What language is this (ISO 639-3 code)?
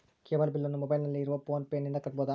kan